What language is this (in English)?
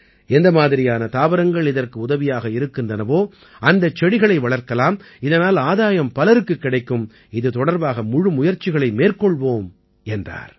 Tamil